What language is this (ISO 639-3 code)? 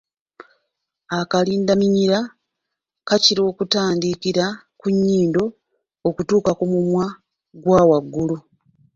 lug